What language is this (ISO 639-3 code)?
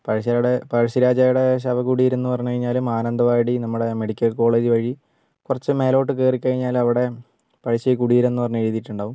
mal